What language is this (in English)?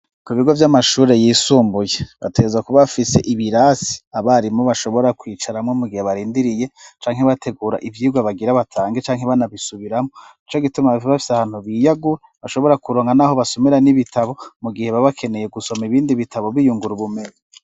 Rundi